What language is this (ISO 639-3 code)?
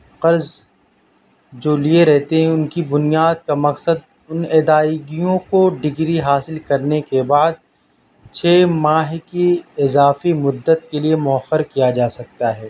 urd